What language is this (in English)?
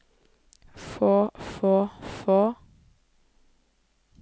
Norwegian